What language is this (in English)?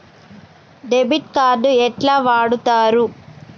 Telugu